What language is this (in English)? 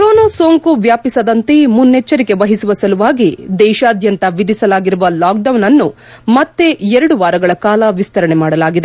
Kannada